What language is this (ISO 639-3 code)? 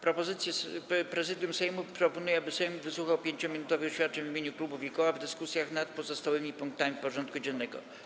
pol